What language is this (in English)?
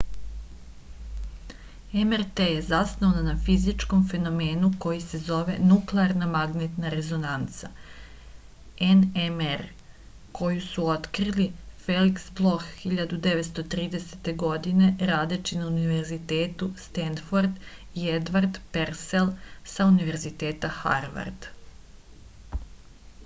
Serbian